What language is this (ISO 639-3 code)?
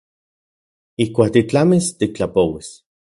ncx